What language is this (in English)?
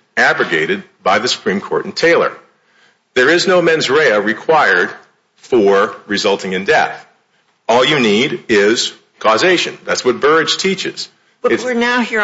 English